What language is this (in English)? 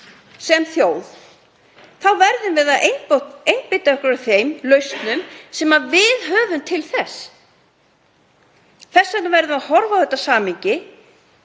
Icelandic